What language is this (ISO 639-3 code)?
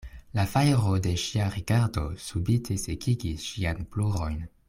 epo